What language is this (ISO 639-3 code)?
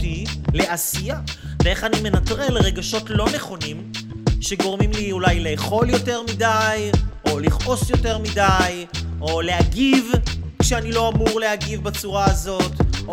heb